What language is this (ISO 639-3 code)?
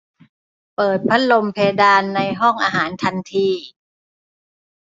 tha